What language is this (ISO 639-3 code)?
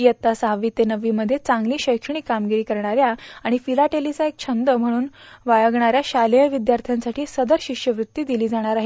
mar